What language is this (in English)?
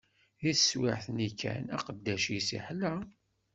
Kabyle